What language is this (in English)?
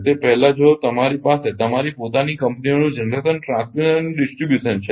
Gujarati